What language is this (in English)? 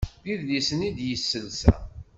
Kabyle